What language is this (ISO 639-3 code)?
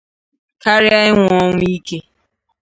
ibo